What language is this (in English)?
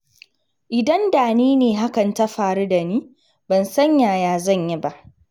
Hausa